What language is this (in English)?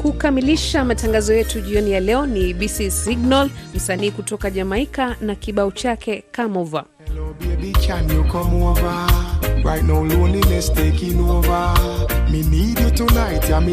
Swahili